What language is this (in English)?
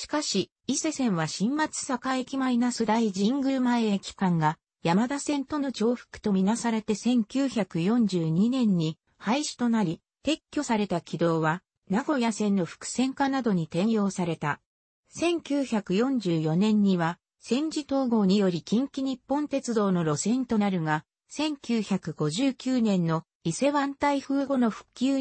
Japanese